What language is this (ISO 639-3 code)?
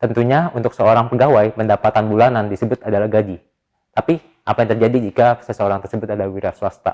ind